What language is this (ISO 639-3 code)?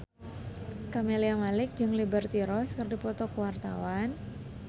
sun